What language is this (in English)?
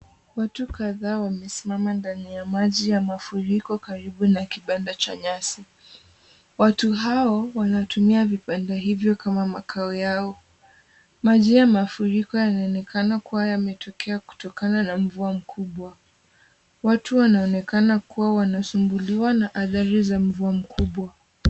Swahili